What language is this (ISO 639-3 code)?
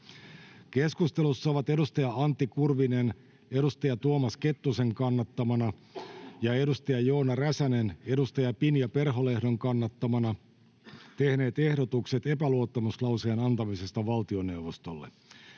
fin